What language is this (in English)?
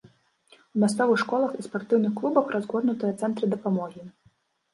Belarusian